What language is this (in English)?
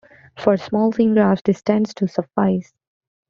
English